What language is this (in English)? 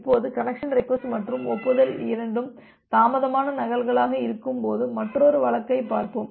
Tamil